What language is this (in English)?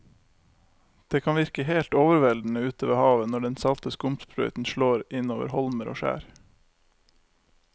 Norwegian